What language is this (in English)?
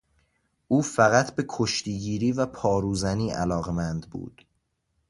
Persian